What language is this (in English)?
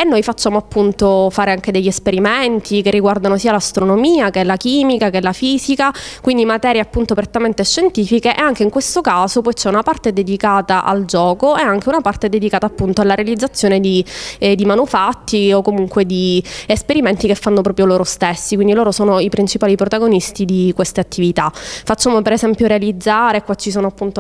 Italian